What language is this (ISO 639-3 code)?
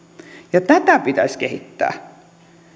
fin